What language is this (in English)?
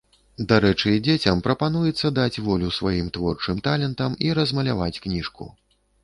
Belarusian